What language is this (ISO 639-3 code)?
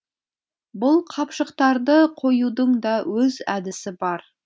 kaz